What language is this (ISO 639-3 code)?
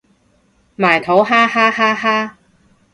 yue